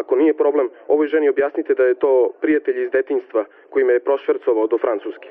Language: Croatian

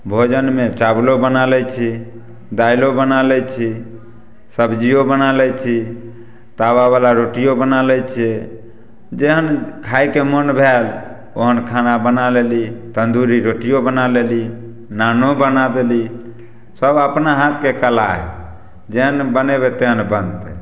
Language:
Maithili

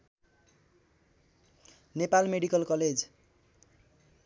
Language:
Nepali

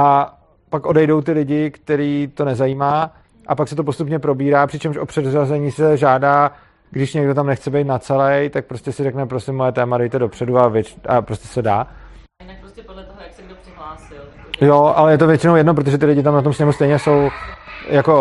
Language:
Czech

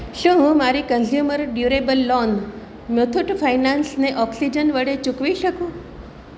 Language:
Gujarati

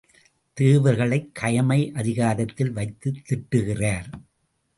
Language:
Tamil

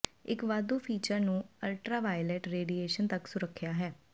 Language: Punjabi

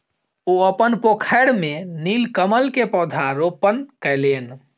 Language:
Maithili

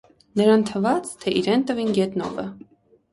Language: Armenian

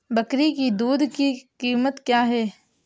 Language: Hindi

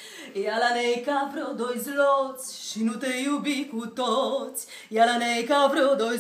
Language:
Romanian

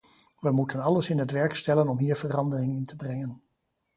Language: Dutch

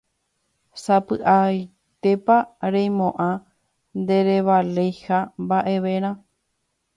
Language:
Guarani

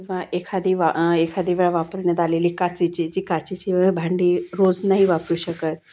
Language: Marathi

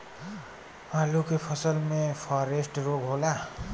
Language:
Bhojpuri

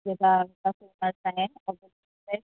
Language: Sindhi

